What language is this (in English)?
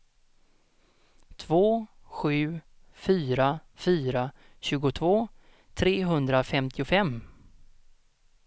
Swedish